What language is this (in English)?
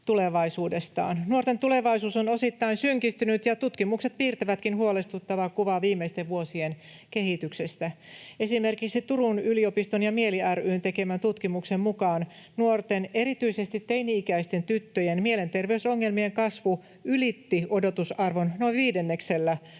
Finnish